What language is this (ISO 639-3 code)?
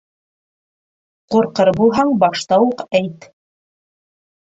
bak